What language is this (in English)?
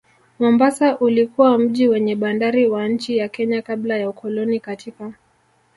Swahili